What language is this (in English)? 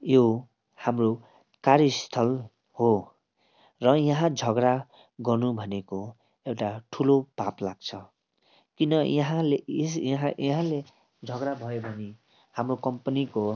Nepali